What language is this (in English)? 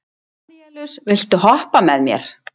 Icelandic